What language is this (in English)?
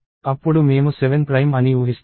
Telugu